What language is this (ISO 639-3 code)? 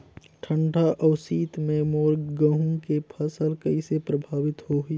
hne